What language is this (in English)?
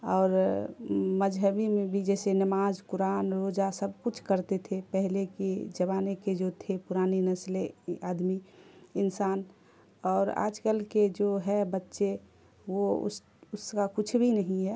Urdu